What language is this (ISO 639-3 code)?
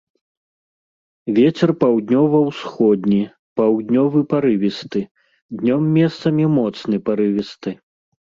bel